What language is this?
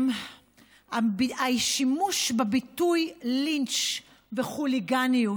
Hebrew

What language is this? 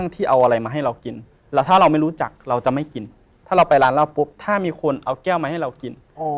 Thai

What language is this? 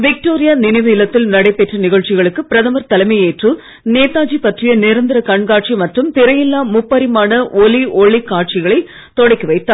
Tamil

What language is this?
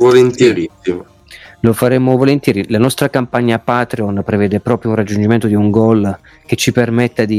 Italian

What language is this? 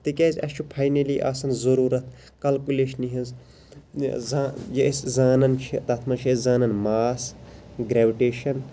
Kashmiri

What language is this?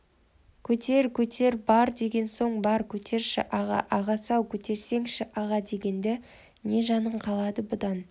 Kazakh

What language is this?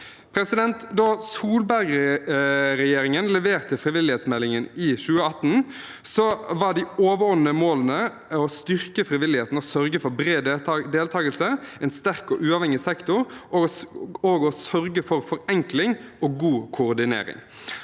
Norwegian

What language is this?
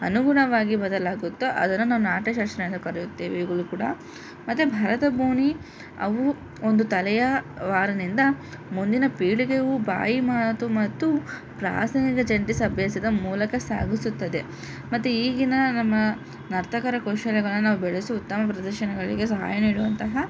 Kannada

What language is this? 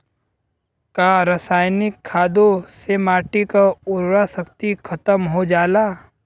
Bhojpuri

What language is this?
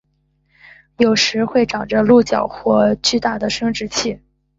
Chinese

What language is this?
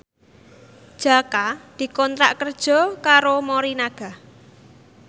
Javanese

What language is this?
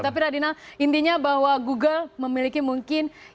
Indonesian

